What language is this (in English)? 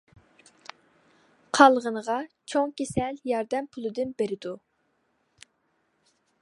Uyghur